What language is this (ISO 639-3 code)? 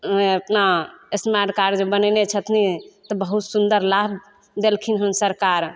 mai